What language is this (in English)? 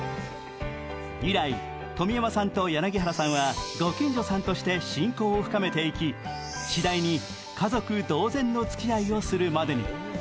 Japanese